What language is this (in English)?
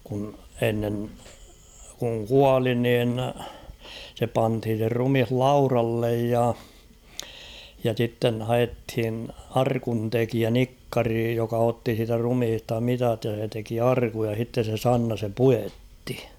Finnish